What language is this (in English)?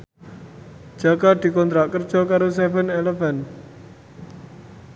Javanese